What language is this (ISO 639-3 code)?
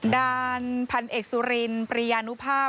tha